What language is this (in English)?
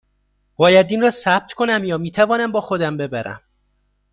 Persian